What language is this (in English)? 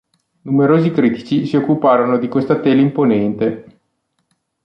Italian